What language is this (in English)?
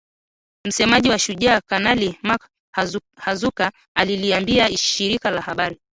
Swahili